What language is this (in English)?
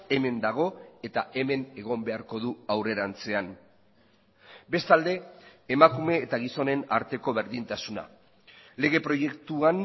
Basque